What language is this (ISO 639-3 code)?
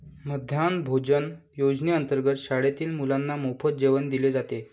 mar